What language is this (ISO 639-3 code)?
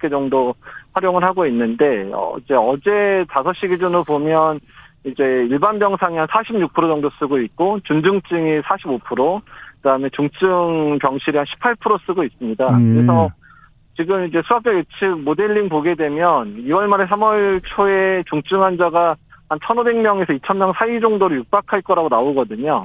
kor